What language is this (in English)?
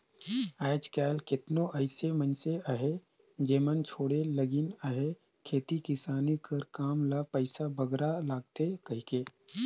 Chhattisgarhi